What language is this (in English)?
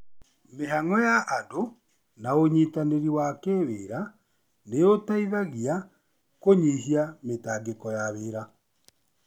Kikuyu